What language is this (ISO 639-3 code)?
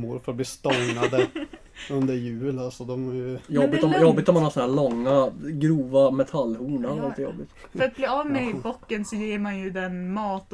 swe